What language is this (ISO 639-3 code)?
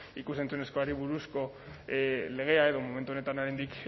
eus